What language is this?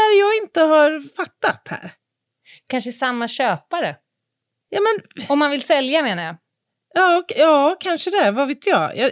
Swedish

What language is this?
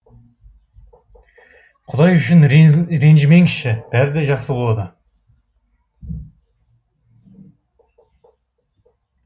Kazakh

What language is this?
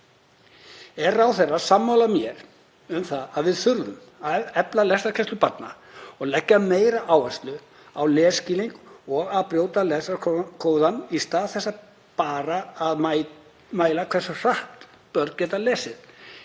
Icelandic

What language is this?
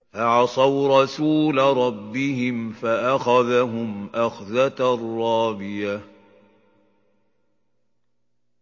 Arabic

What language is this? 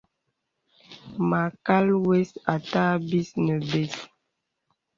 Bebele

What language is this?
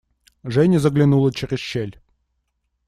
Russian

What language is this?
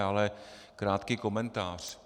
Czech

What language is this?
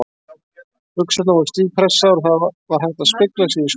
Icelandic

